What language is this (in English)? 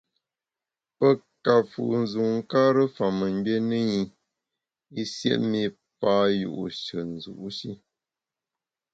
Bamun